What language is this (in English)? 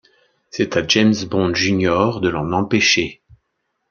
French